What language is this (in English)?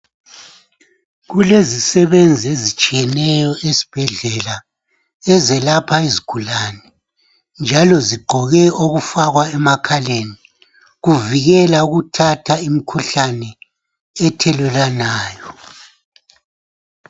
North Ndebele